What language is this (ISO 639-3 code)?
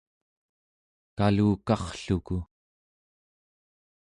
esu